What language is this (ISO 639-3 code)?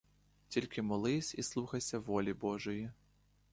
ukr